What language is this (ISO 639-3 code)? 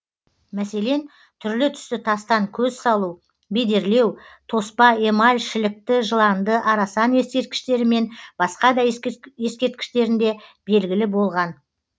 kaz